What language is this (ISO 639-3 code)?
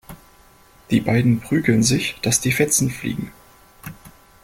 deu